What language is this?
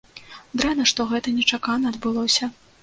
Belarusian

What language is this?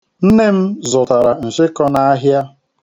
Igbo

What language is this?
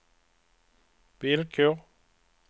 Swedish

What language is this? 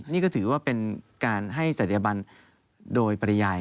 Thai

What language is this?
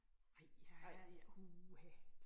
Danish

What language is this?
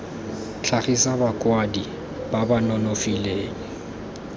Tswana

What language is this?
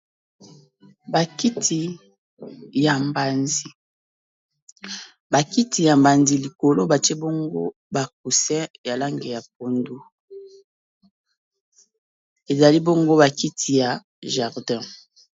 Lingala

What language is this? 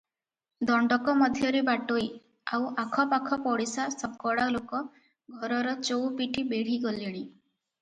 Odia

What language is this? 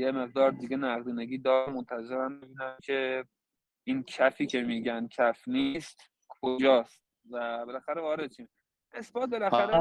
Persian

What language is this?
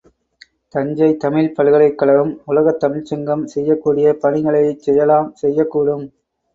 Tamil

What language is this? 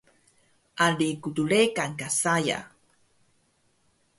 Taroko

